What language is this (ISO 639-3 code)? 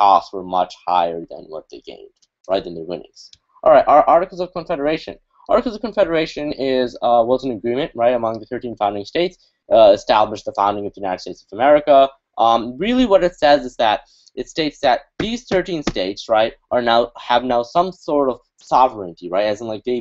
eng